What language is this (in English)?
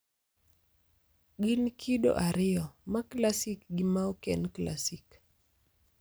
Luo (Kenya and Tanzania)